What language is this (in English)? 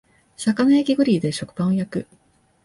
Japanese